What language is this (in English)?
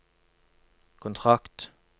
Norwegian